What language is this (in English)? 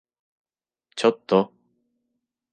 Japanese